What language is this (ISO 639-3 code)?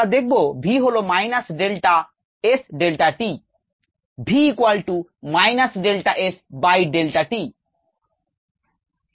ben